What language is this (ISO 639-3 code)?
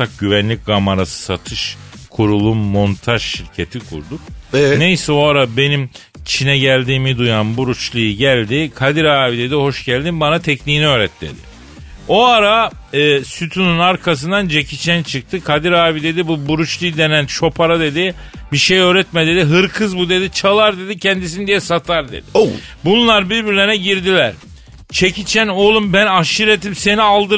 tur